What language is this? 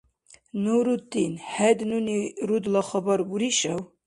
Dargwa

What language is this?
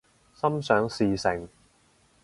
Cantonese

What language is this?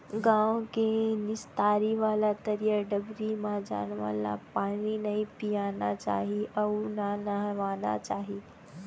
Chhattisgarhi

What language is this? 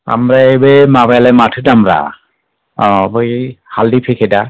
Bodo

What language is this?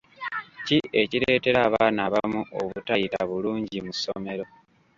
Ganda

